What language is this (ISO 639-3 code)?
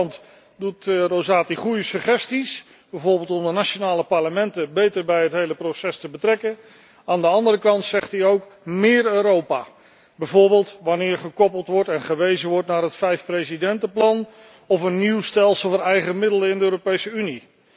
nld